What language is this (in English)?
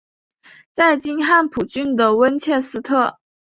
Chinese